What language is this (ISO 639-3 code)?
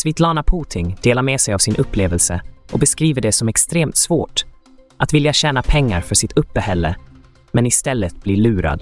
swe